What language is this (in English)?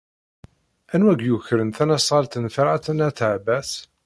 Kabyle